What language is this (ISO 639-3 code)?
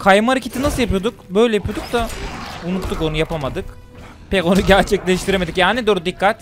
tur